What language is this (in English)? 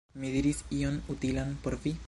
Esperanto